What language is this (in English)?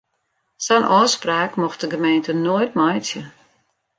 Western Frisian